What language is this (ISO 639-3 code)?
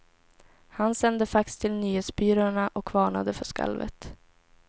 swe